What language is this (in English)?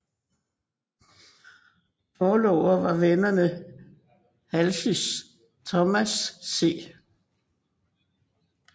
Danish